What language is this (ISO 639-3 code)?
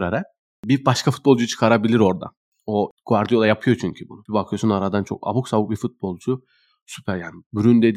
tur